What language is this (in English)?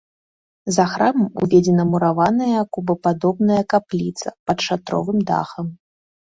Belarusian